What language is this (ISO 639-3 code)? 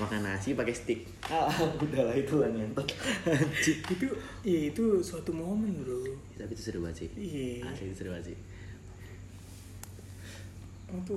ind